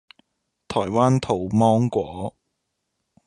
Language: Cantonese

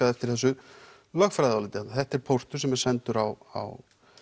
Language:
Icelandic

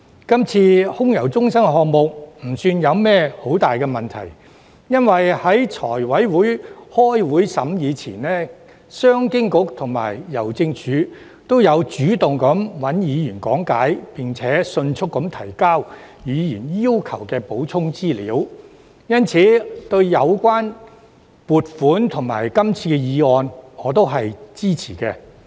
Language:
Cantonese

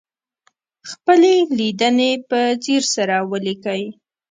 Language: Pashto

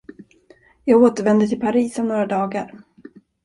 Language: Swedish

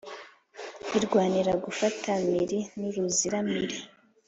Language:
Kinyarwanda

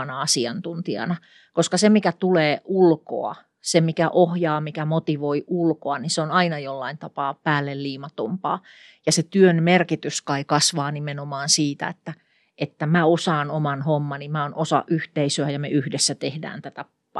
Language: Finnish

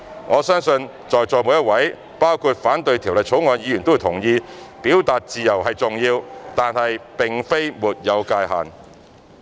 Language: Cantonese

